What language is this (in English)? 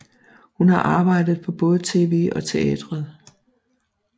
Danish